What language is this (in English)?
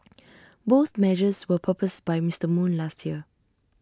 English